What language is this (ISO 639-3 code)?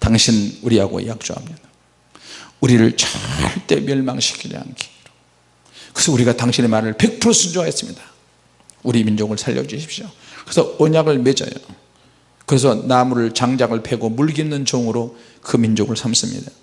kor